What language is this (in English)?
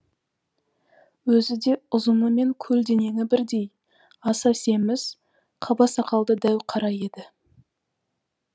Kazakh